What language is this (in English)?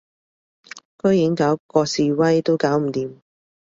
Cantonese